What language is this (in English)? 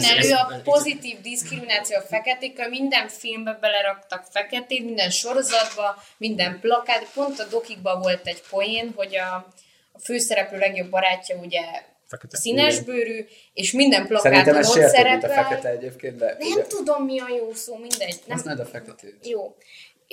Hungarian